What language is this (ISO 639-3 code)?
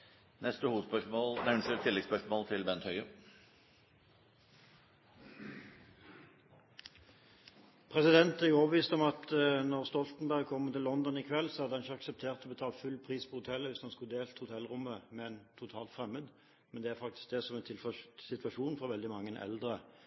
nor